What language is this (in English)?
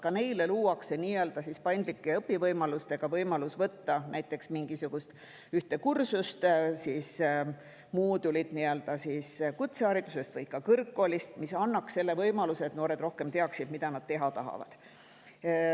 Estonian